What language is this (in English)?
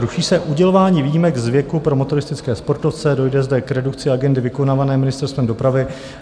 Czech